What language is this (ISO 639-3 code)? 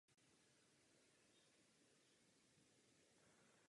ces